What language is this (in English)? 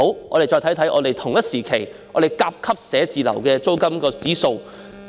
Cantonese